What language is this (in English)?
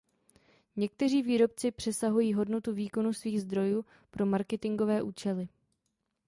Czech